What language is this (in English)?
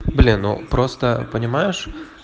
Russian